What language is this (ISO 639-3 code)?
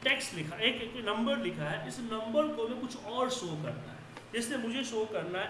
hin